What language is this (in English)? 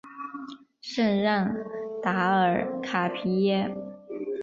Chinese